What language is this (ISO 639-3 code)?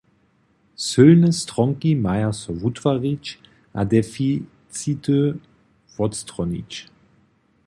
hsb